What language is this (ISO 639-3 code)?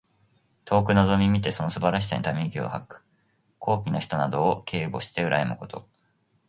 jpn